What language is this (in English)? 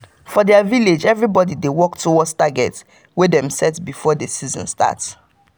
Nigerian Pidgin